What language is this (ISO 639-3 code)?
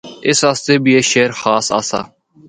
hno